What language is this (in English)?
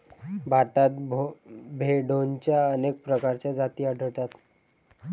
Marathi